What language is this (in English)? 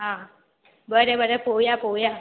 Konkani